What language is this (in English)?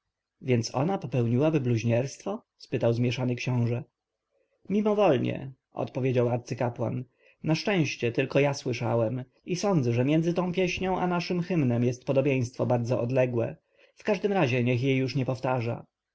Polish